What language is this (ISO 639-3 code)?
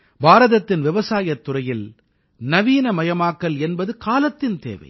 tam